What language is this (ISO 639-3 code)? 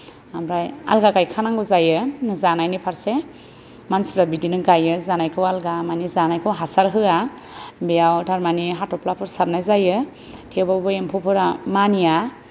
brx